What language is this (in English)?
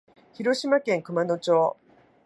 Japanese